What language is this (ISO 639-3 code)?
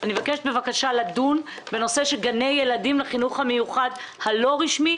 heb